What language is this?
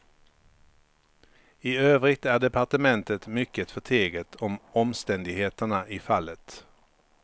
Swedish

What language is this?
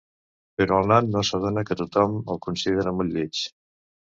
Catalan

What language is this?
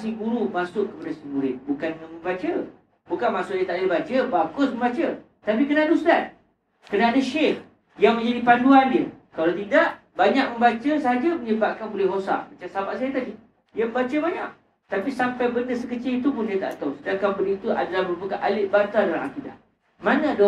Malay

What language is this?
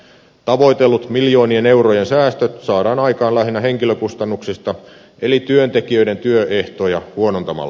Finnish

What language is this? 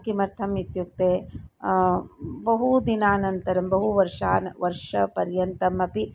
Sanskrit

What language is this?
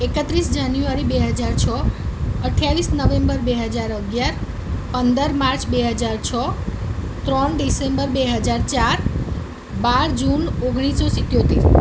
Gujarati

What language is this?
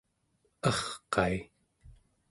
Central Yupik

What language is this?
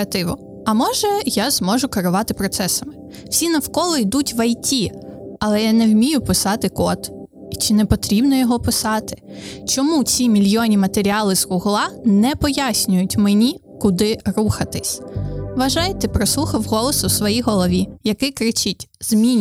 Ukrainian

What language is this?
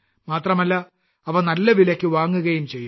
Malayalam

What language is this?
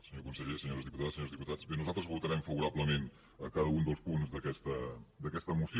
Catalan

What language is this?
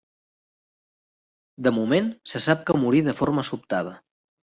Catalan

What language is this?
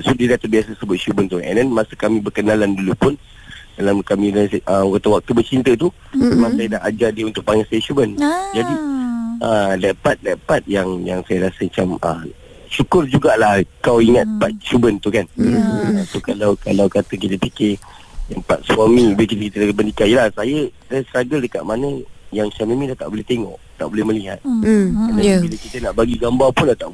Malay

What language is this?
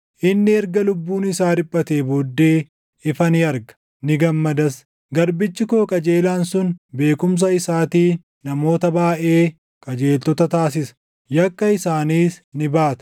Oromo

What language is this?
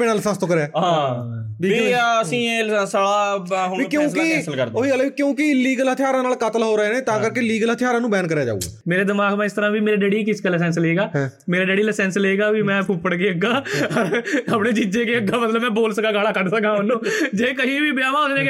Punjabi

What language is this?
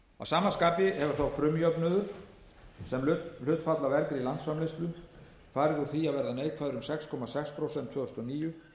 Icelandic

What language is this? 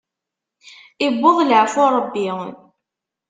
Kabyle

